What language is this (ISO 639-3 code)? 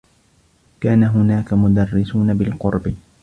ara